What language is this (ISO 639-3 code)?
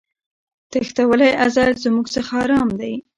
pus